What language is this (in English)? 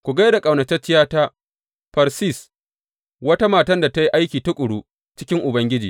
Hausa